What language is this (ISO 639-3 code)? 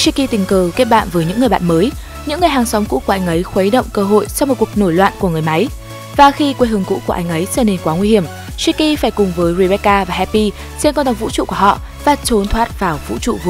vie